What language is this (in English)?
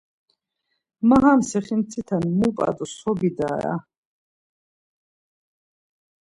Laz